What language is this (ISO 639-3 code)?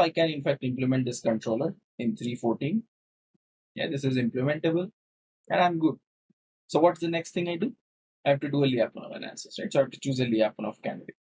eng